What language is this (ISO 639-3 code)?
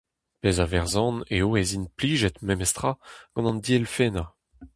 bre